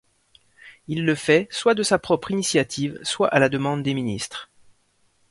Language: French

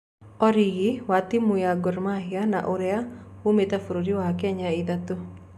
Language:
Kikuyu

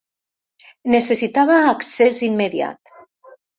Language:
Catalan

